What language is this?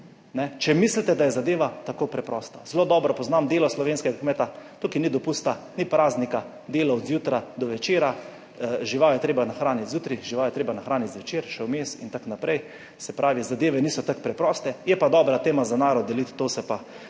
Slovenian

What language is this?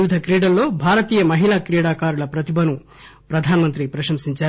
Telugu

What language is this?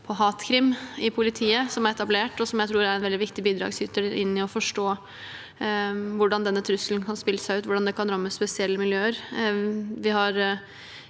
Norwegian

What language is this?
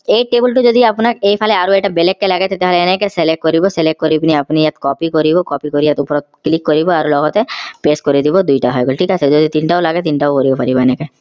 Assamese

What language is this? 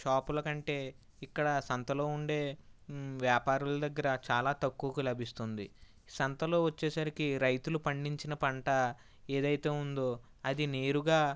Telugu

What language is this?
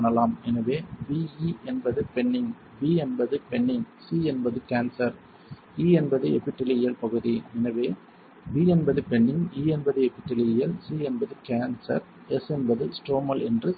Tamil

